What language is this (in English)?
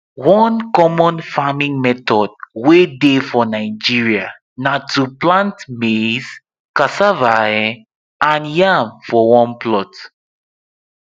Nigerian Pidgin